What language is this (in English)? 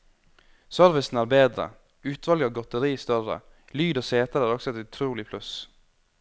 Norwegian